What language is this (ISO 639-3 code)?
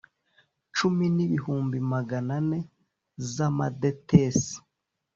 kin